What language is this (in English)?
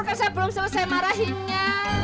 Indonesian